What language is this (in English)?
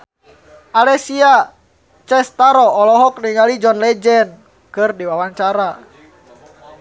Sundanese